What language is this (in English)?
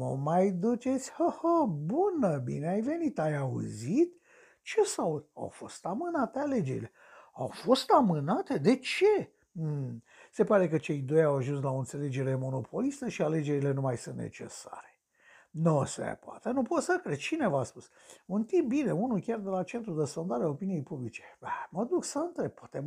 Romanian